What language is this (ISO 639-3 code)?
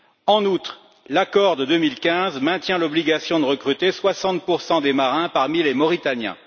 fra